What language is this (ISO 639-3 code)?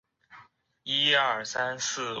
zho